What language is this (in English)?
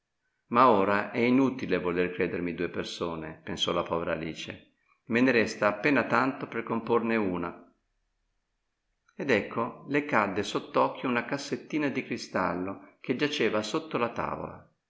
Italian